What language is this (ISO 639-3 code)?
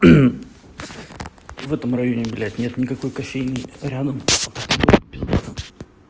rus